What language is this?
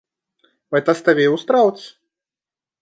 Latvian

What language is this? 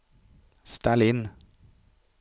Swedish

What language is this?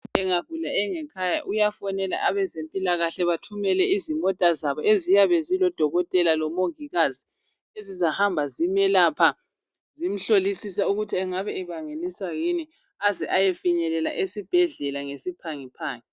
North Ndebele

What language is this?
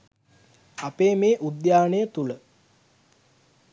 Sinhala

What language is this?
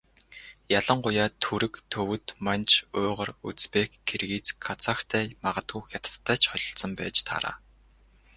Mongolian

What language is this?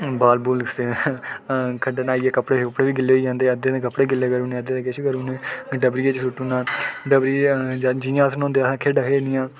Dogri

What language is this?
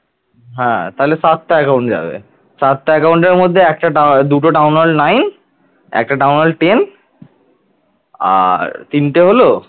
Bangla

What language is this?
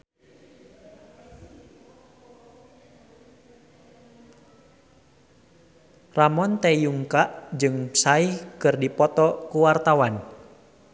Sundanese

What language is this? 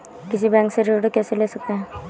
Hindi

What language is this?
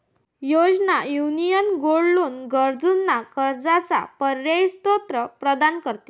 Marathi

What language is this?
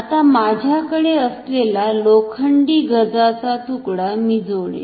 Marathi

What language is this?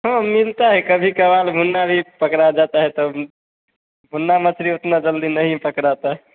Hindi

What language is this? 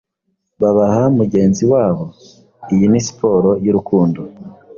Kinyarwanda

